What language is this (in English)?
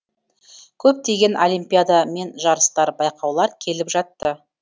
Kazakh